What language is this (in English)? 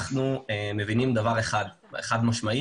Hebrew